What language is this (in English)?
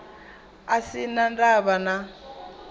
Venda